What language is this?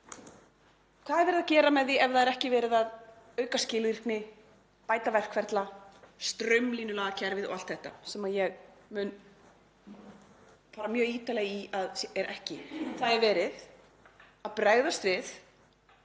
Icelandic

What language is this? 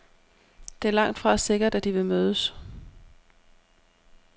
Danish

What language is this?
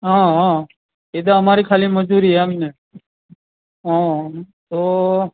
Gujarati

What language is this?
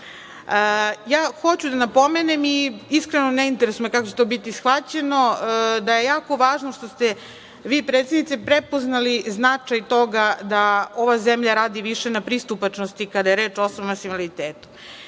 Serbian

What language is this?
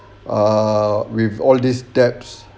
English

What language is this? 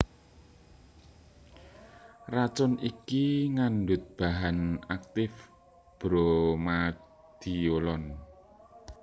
Javanese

